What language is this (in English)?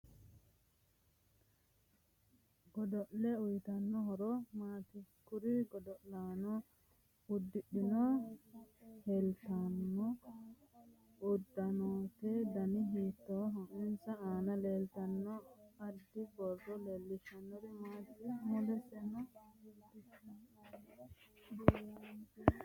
Sidamo